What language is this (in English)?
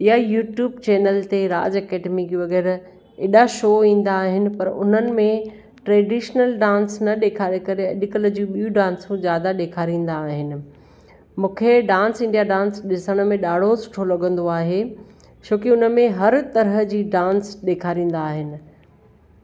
Sindhi